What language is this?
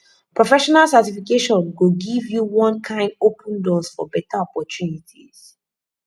Nigerian Pidgin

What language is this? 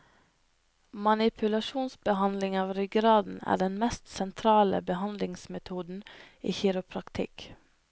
Norwegian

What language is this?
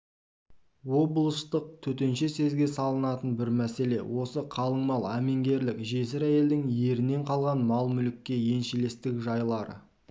Kazakh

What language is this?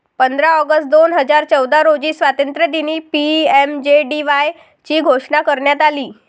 Marathi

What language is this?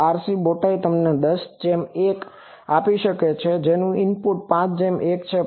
Gujarati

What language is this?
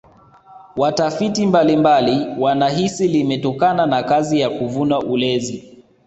Swahili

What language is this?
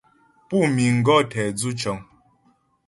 Ghomala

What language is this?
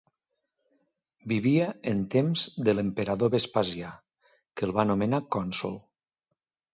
Catalan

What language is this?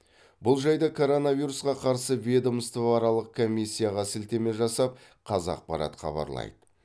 Kazakh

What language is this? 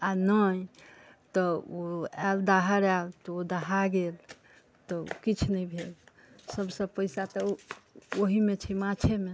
Maithili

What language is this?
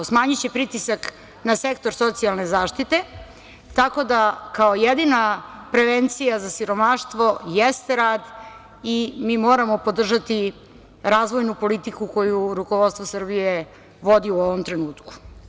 Serbian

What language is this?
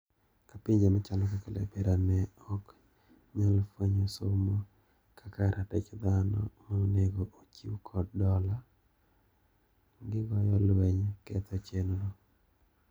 Luo (Kenya and Tanzania)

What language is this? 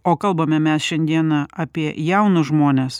Lithuanian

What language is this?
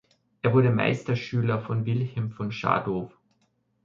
German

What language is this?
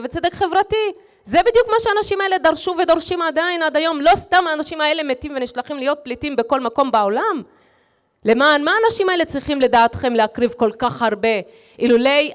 Hebrew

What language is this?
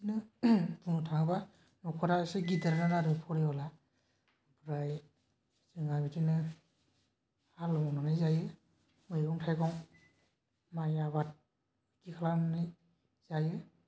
Bodo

